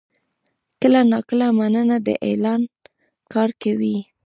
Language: Pashto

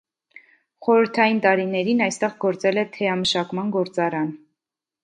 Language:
Armenian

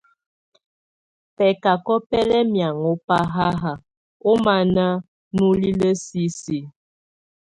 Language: Tunen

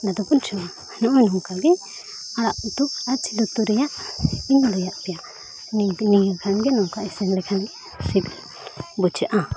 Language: Santali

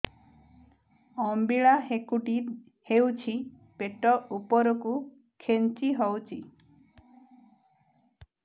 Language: Odia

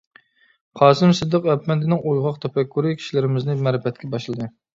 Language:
Uyghur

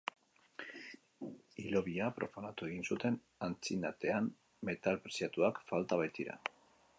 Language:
Basque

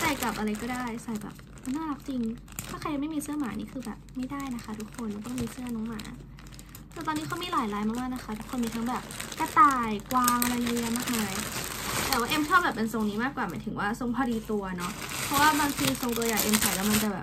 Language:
Thai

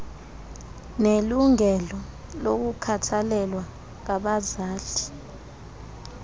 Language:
Xhosa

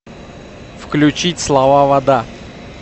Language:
Russian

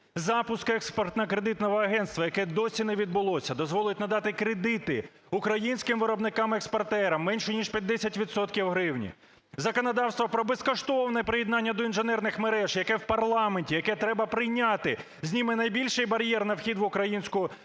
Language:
Ukrainian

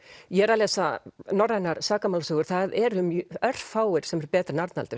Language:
Icelandic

